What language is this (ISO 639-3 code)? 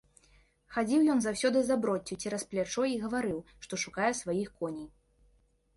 bel